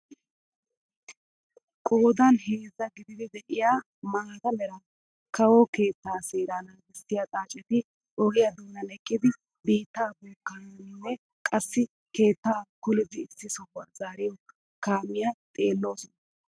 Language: Wolaytta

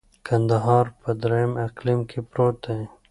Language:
Pashto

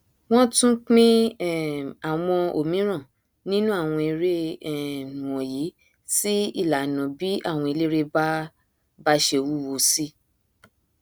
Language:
Yoruba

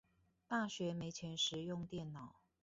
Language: Chinese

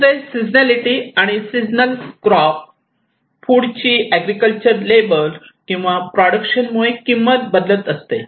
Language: Marathi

